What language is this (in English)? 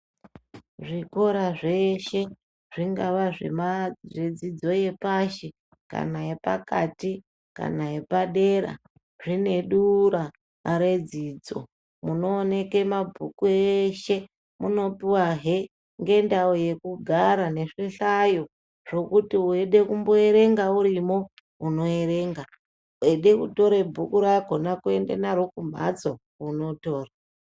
Ndau